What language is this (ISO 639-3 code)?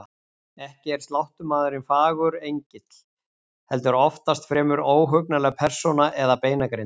isl